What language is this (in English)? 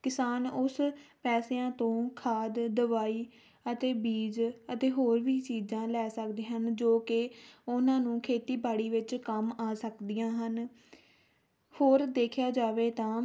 Punjabi